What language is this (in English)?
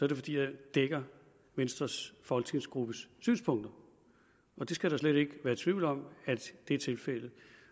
Danish